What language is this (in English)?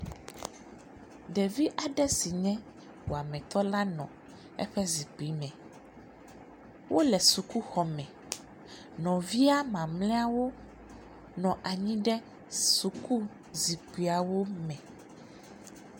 Ewe